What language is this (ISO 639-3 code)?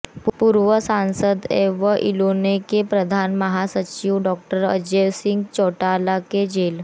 hin